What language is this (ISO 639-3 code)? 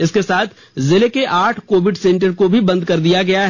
hin